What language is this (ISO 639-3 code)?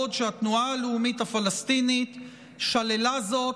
heb